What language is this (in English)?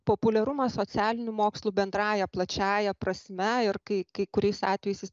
Lithuanian